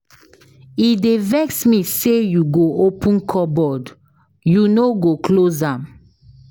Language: Nigerian Pidgin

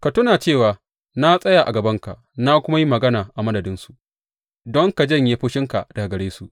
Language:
Hausa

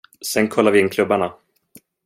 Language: Swedish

